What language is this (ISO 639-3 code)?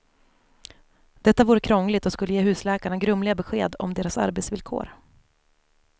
swe